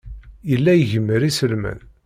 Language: Kabyle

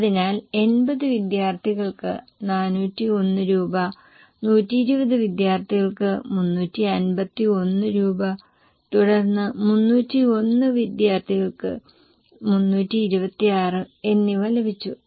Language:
Malayalam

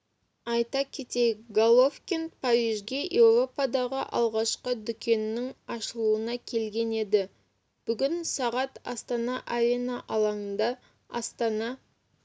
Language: Kazakh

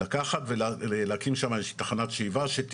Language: Hebrew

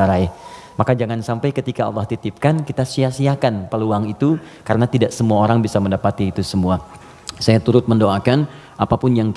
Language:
Indonesian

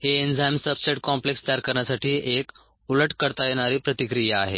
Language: Marathi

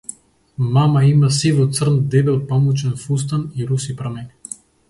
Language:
Macedonian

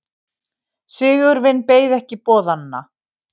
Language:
Icelandic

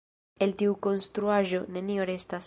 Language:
Esperanto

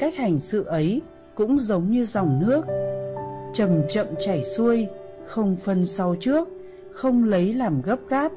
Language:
Vietnamese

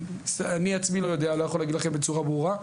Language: Hebrew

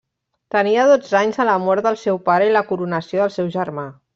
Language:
Catalan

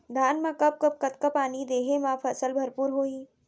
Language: Chhattisgarhi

